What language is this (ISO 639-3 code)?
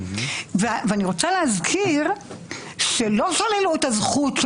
heb